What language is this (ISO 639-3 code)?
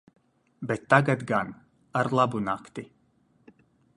lav